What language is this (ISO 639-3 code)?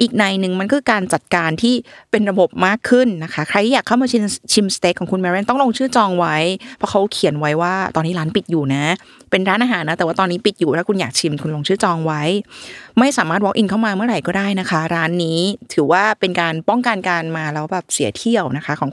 tha